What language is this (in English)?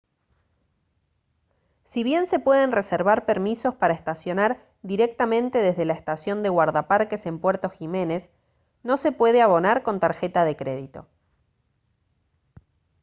Spanish